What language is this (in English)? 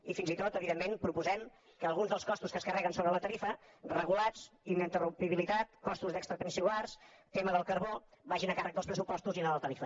Catalan